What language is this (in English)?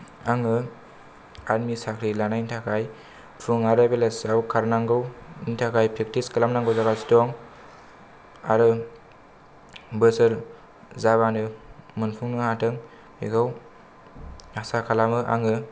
Bodo